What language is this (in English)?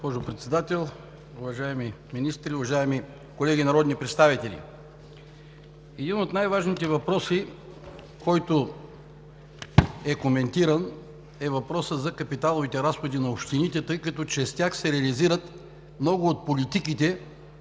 Bulgarian